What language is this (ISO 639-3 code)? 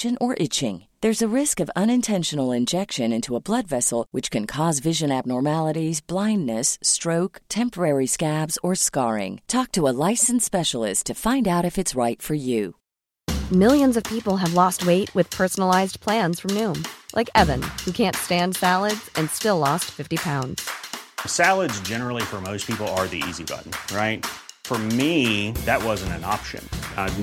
fil